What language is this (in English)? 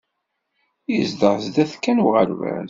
Kabyle